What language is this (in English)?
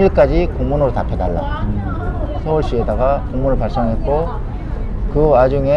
Korean